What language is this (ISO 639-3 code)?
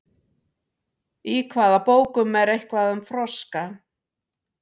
isl